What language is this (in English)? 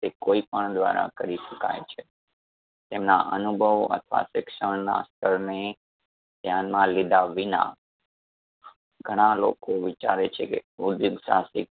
Gujarati